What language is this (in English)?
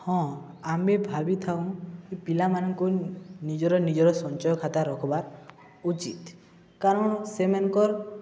Odia